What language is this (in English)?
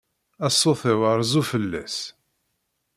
Kabyle